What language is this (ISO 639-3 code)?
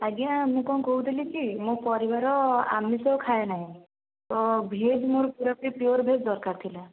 ori